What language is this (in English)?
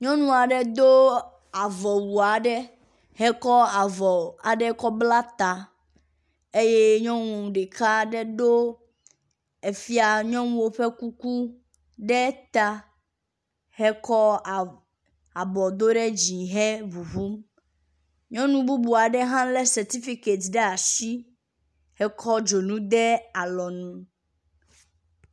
Ewe